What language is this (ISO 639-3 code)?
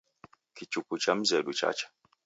dav